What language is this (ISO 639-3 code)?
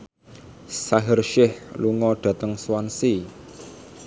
jav